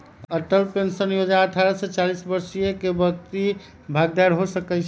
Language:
Magahi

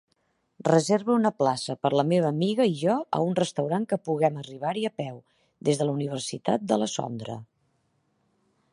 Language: Catalan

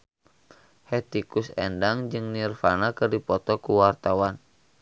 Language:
Sundanese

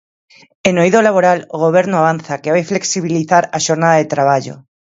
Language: Galician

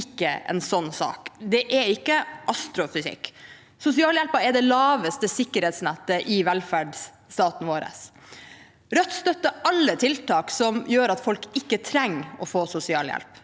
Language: Norwegian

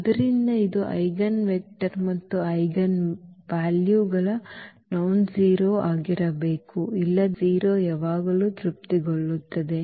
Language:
Kannada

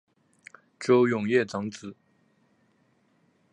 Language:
Chinese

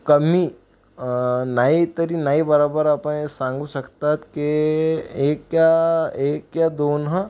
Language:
Marathi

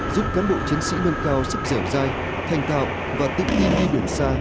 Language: Vietnamese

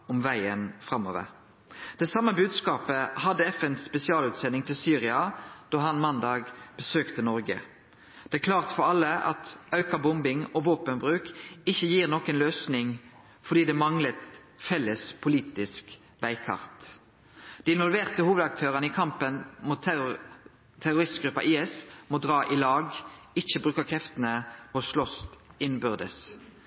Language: Norwegian Nynorsk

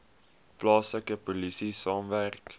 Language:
Afrikaans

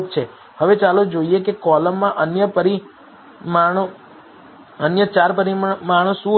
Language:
Gujarati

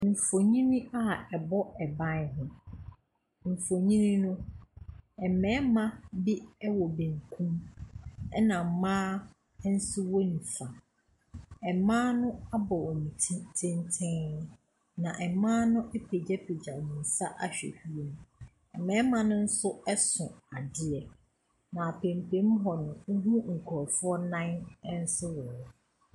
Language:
Akan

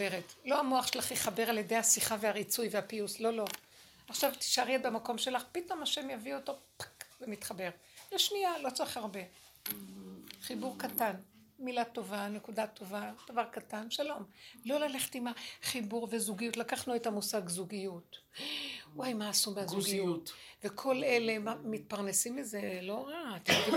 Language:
Hebrew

